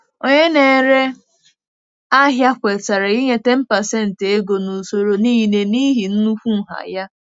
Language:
Igbo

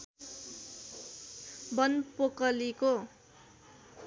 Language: Nepali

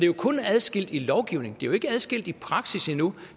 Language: Danish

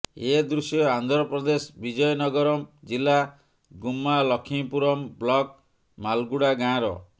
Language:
Odia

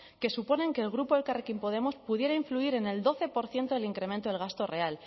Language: Spanish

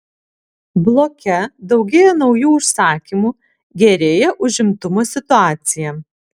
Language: Lithuanian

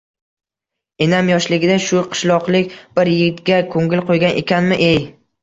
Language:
Uzbek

